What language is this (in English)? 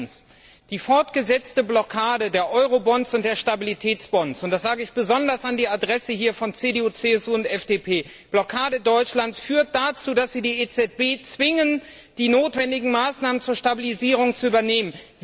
German